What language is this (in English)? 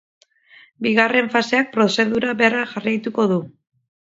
Basque